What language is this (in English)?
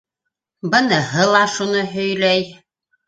Bashkir